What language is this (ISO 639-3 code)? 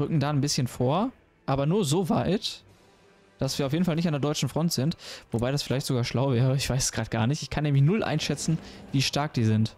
deu